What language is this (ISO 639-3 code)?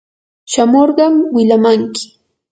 qur